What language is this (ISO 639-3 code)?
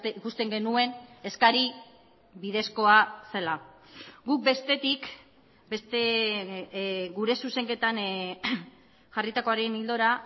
eus